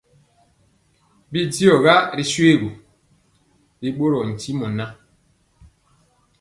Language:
Mpiemo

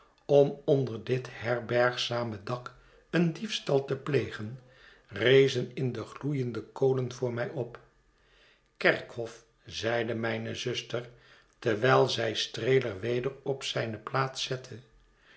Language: Dutch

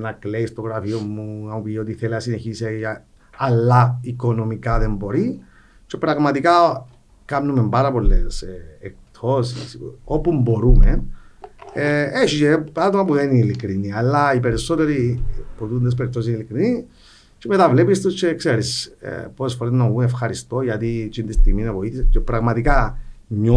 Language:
Greek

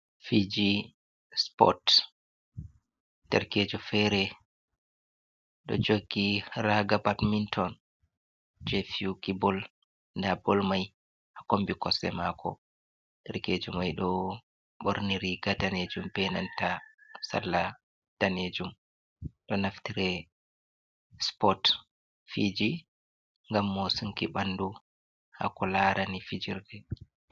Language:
Fula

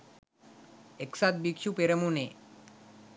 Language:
Sinhala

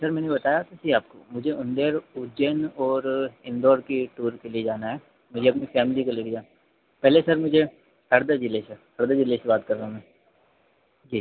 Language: Hindi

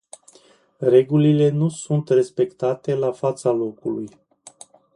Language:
Romanian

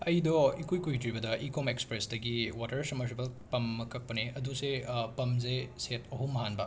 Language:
Manipuri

